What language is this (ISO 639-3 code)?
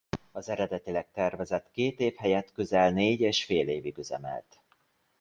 hun